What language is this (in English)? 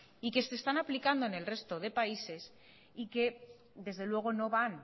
Spanish